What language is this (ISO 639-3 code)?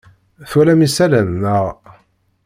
kab